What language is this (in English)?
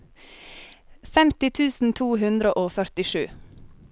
Norwegian